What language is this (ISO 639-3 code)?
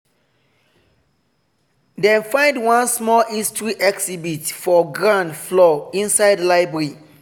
pcm